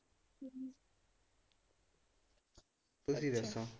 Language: Punjabi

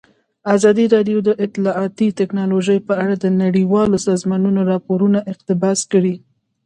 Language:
Pashto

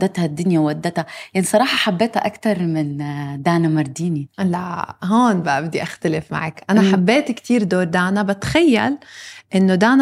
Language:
Arabic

